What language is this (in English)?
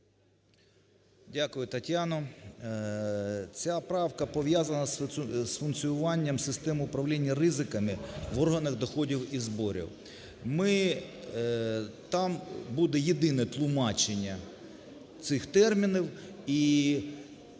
Ukrainian